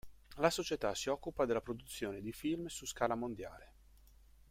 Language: Italian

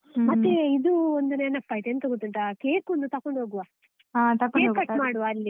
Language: Kannada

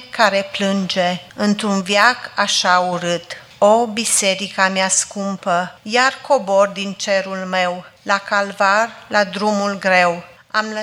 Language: Romanian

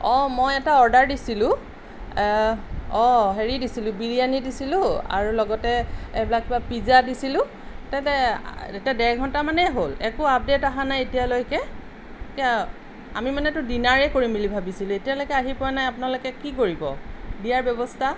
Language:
Assamese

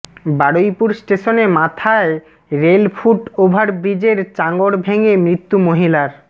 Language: Bangla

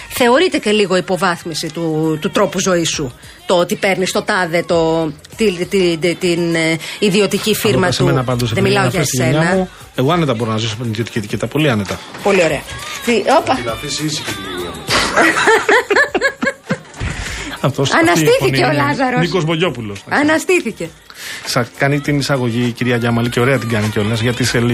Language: Greek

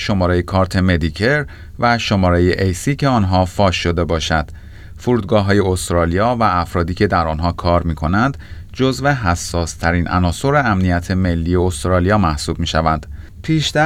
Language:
Persian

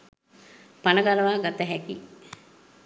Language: Sinhala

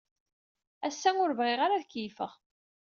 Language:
Kabyle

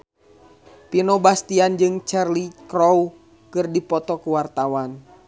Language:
Sundanese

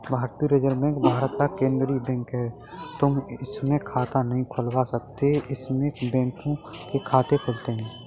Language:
Hindi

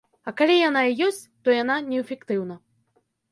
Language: Belarusian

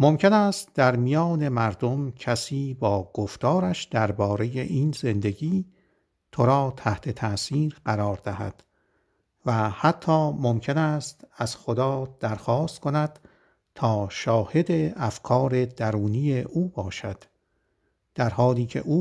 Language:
Persian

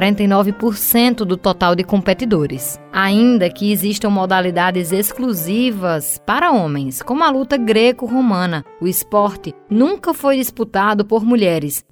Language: Portuguese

